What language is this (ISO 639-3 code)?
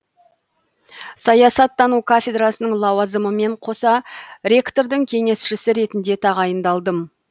kaz